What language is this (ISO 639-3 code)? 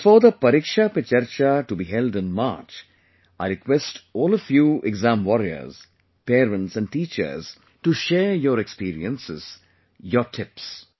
eng